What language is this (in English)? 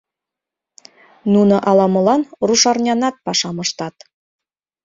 Mari